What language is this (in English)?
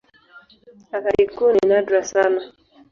Swahili